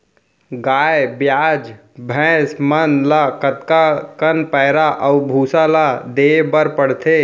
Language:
Chhattisgarhi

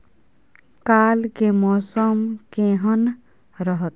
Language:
Maithili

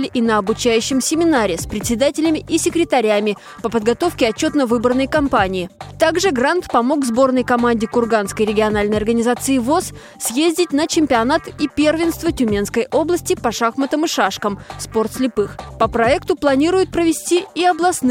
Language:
Russian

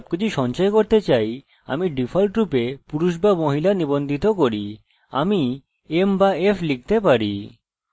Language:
Bangla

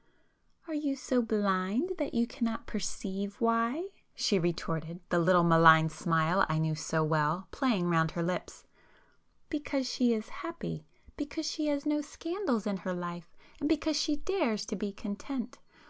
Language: English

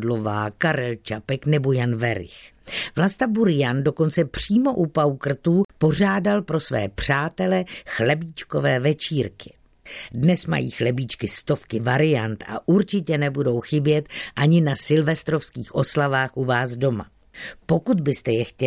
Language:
Czech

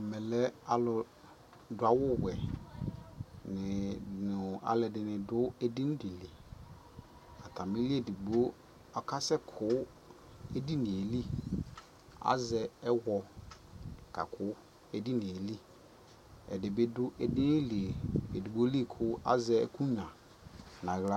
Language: Ikposo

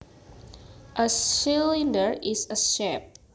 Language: Javanese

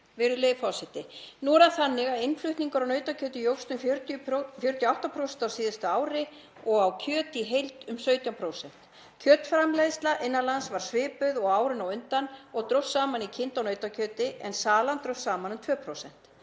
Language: Icelandic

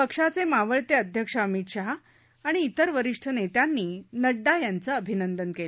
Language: Marathi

